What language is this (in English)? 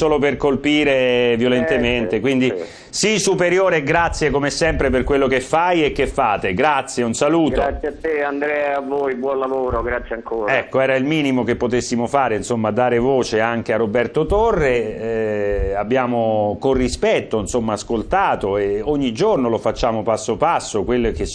Italian